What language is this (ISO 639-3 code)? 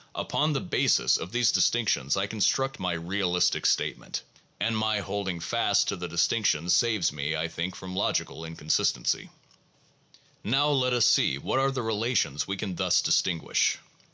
eng